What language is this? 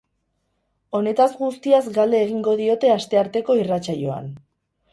Basque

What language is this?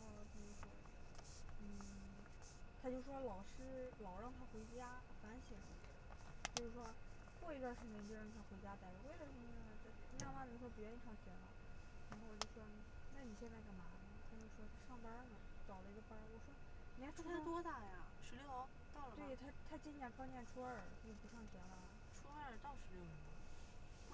Chinese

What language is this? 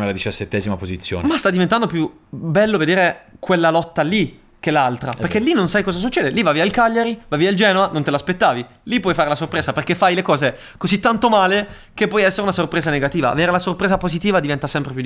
Italian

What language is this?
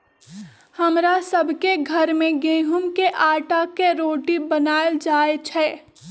Magahi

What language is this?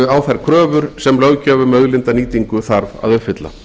Icelandic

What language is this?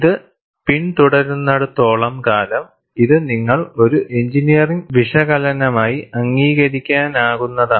Malayalam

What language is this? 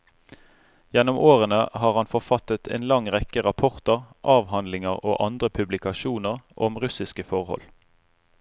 Norwegian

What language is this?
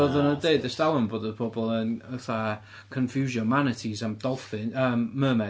Welsh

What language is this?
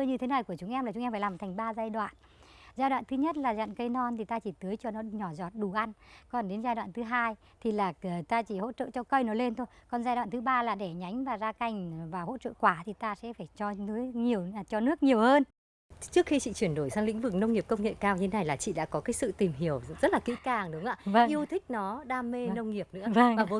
Vietnamese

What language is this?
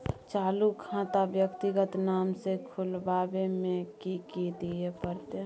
Maithili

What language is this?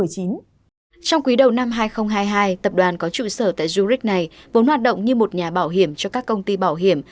Vietnamese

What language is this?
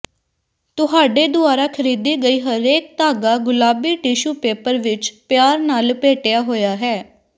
Punjabi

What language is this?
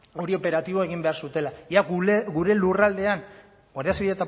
Basque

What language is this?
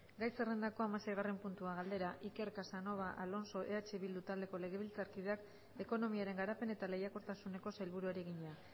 Basque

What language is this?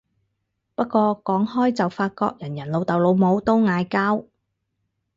Cantonese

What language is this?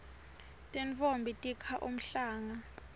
Swati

